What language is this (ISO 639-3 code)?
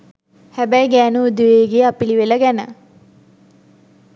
sin